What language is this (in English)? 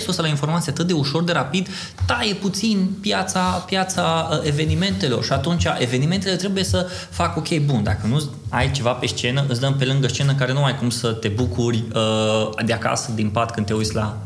Romanian